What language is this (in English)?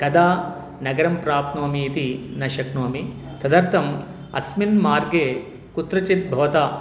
Sanskrit